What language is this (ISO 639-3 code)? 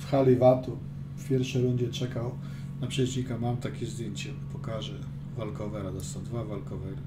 pol